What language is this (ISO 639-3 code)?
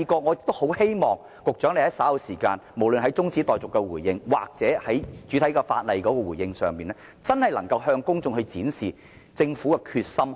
yue